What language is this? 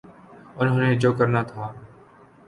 Urdu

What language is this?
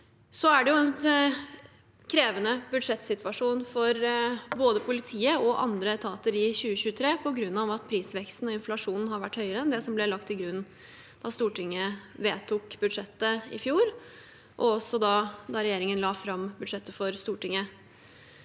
Norwegian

